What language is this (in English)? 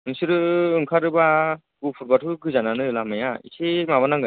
Bodo